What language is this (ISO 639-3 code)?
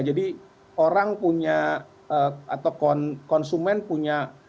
ind